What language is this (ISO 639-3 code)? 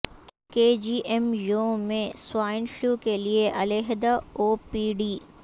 urd